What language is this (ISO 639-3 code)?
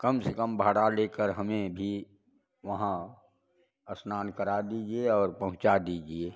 hin